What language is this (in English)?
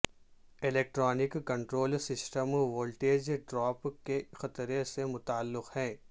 Urdu